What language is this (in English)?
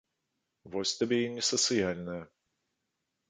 Belarusian